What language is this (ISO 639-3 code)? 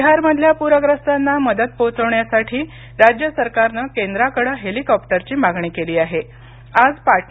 mar